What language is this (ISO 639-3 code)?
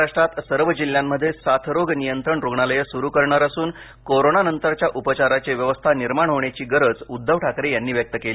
mar